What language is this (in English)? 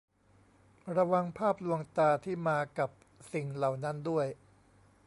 Thai